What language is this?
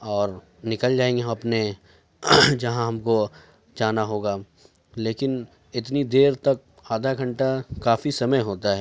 Urdu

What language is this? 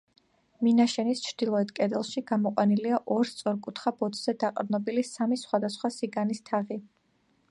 Georgian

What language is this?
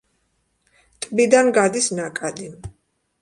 Georgian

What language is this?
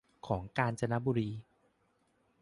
Thai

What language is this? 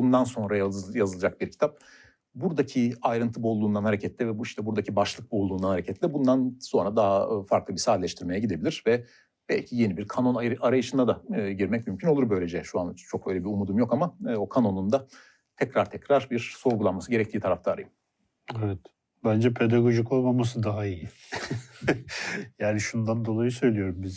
Turkish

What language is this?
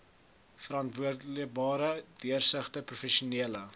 Afrikaans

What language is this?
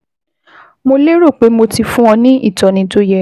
Yoruba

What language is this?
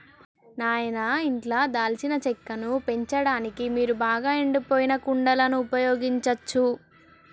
Telugu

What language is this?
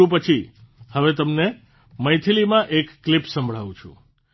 Gujarati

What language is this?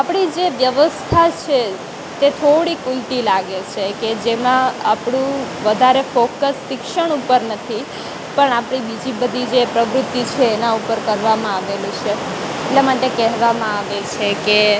Gujarati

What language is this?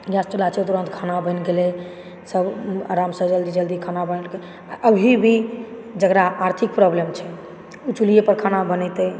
Maithili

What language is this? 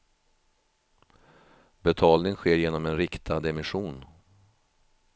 Swedish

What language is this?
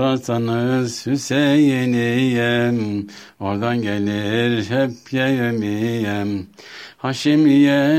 Turkish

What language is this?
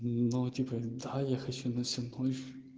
Russian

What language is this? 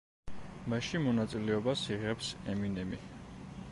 Georgian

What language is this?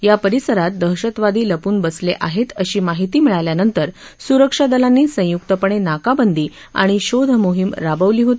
Marathi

